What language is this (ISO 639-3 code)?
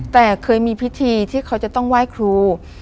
tha